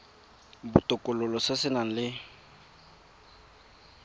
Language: Tswana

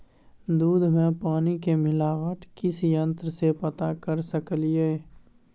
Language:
Maithili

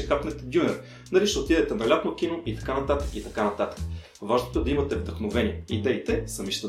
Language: Bulgarian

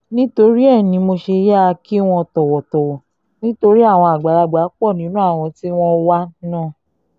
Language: Yoruba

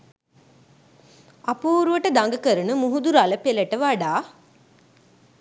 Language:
Sinhala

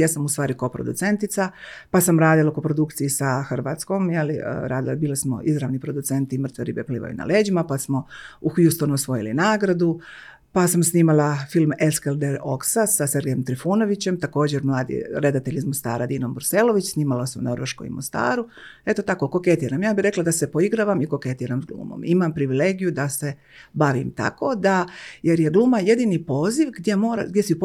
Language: Croatian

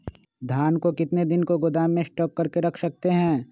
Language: Magahi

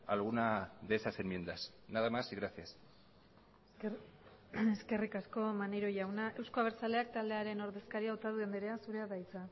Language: Basque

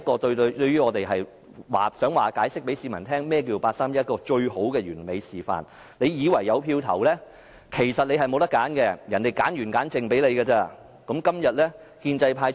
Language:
Cantonese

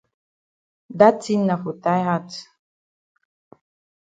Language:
Cameroon Pidgin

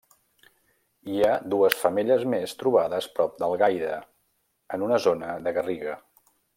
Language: Catalan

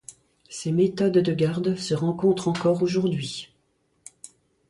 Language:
French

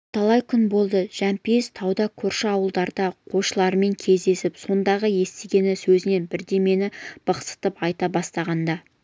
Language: Kazakh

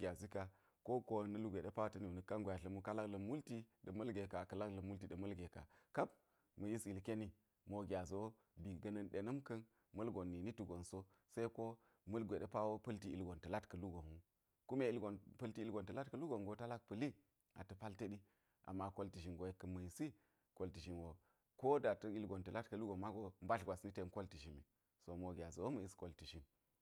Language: Geji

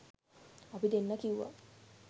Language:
Sinhala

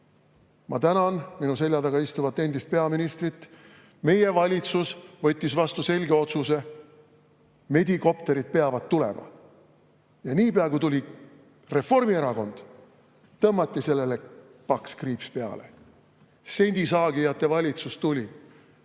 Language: Estonian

